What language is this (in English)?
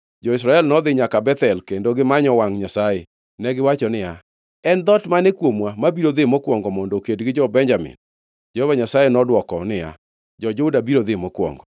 Luo (Kenya and Tanzania)